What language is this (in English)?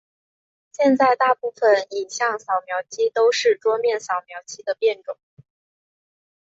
Chinese